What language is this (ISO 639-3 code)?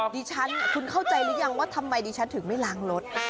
tha